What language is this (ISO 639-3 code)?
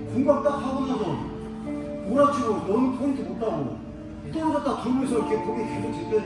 kor